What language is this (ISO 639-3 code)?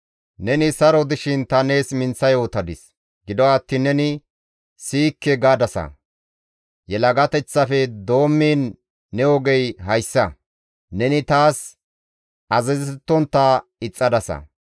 gmv